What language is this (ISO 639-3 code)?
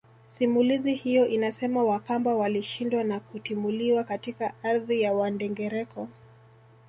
swa